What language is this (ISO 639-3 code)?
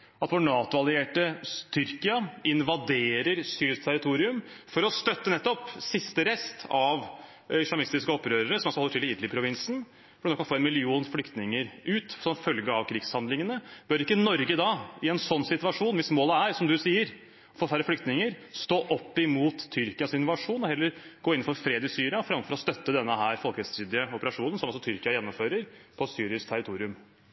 nob